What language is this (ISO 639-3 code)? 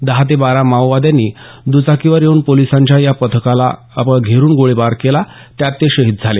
mar